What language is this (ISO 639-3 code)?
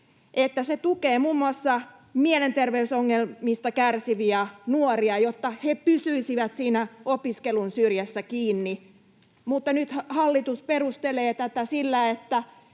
fin